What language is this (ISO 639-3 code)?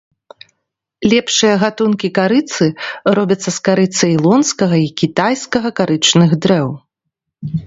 bel